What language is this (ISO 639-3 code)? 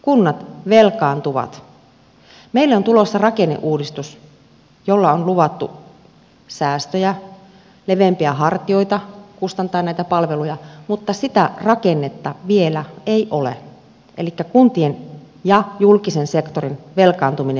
fin